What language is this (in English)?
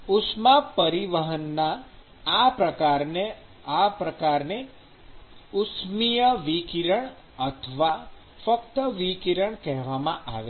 Gujarati